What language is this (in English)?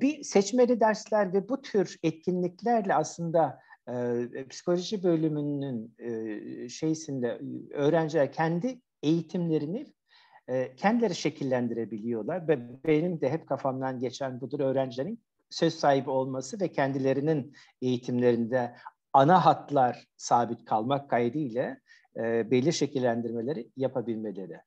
Turkish